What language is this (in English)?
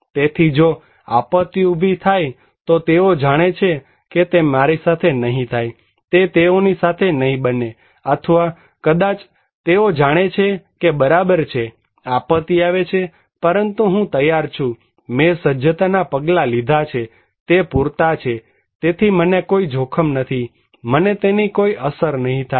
Gujarati